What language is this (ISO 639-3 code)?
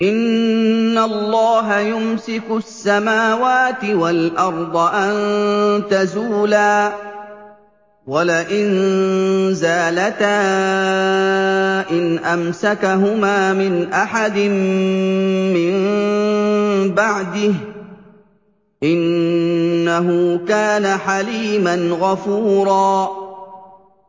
ara